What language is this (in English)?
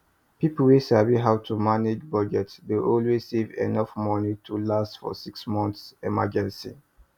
Nigerian Pidgin